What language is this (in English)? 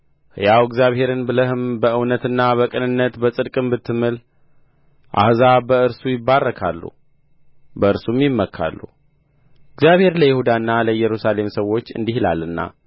Amharic